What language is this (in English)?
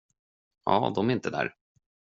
Swedish